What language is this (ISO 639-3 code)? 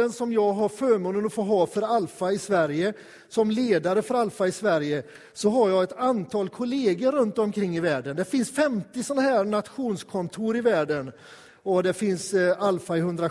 swe